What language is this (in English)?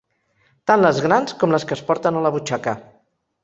Catalan